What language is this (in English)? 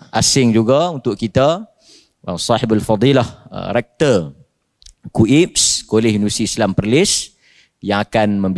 Malay